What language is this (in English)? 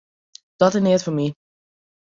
Western Frisian